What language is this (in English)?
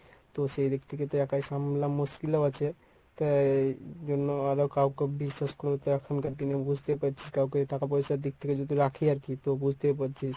Bangla